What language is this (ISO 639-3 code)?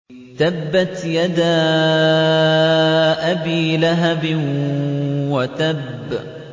ara